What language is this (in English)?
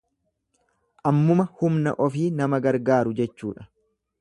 Oromo